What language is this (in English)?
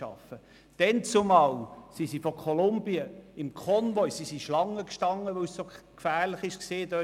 Swiss German